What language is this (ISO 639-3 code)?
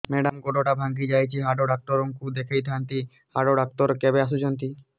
ori